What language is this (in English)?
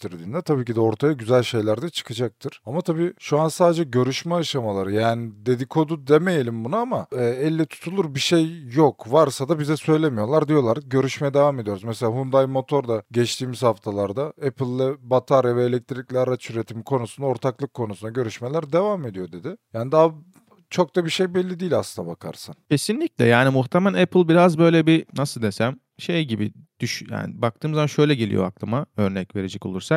Turkish